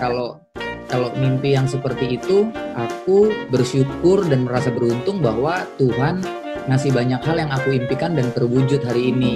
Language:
Indonesian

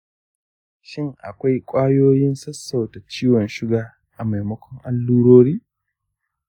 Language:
Hausa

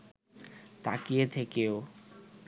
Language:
Bangla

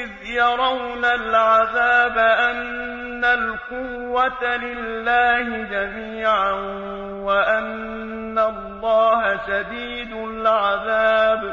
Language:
Arabic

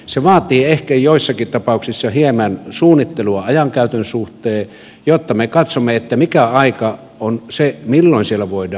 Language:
Finnish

